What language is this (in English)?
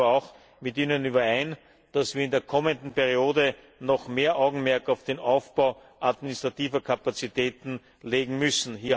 German